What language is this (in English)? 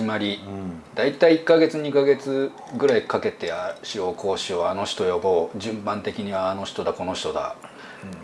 Japanese